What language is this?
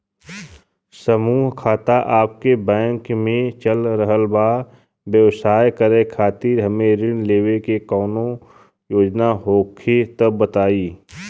Bhojpuri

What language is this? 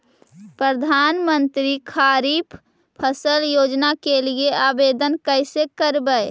Magahi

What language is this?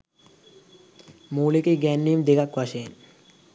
Sinhala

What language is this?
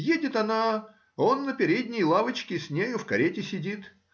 Russian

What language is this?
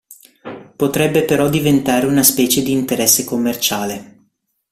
Italian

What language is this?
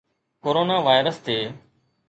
Sindhi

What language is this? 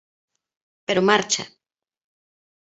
Galician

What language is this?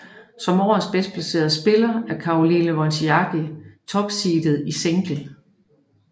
Danish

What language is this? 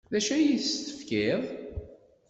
Kabyle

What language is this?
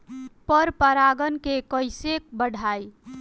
Bhojpuri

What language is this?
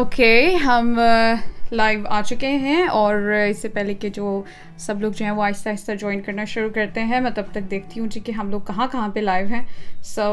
Urdu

